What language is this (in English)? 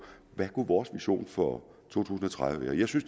Danish